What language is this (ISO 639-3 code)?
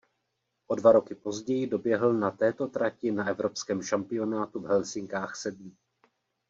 ces